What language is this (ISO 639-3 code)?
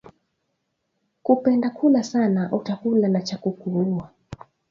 swa